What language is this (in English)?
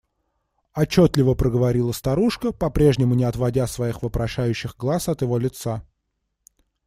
Russian